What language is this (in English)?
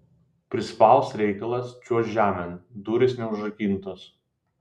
Lithuanian